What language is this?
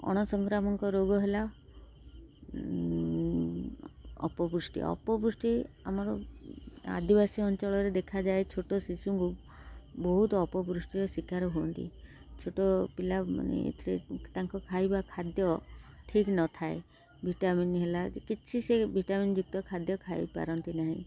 Odia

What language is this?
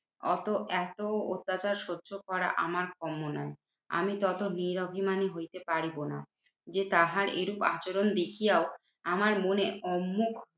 Bangla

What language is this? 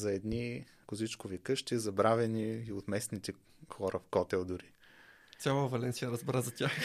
Bulgarian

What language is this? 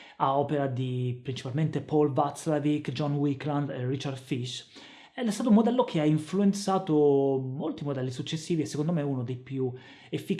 Italian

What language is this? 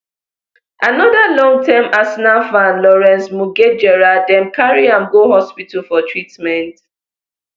Nigerian Pidgin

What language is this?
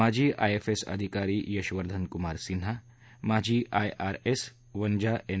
Marathi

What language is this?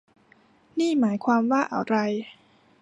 Thai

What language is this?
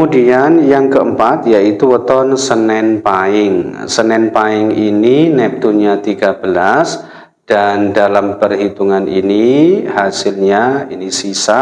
Indonesian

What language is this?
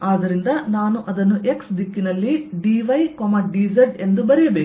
Kannada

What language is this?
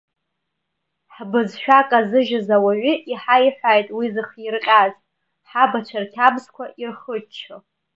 Abkhazian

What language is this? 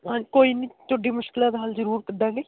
Punjabi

